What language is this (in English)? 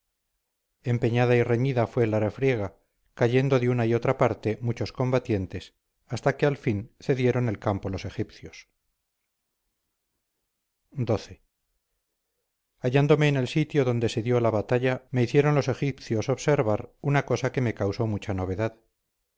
Spanish